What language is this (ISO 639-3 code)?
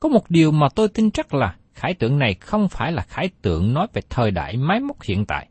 vie